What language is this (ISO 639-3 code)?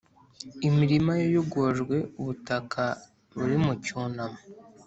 kin